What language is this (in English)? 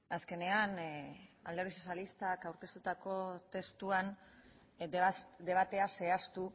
Basque